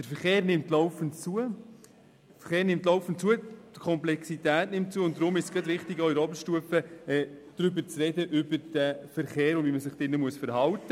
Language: Swiss German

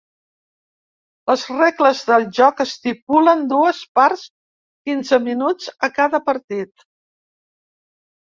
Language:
Catalan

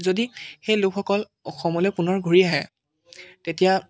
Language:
Assamese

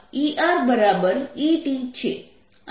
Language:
Gujarati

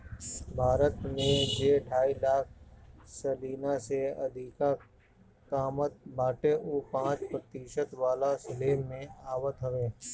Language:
Bhojpuri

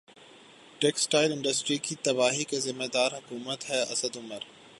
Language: Urdu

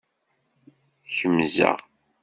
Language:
Kabyle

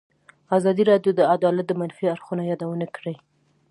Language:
Pashto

